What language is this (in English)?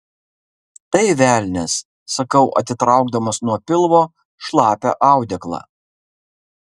Lithuanian